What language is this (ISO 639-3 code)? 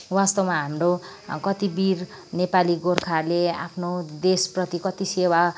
nep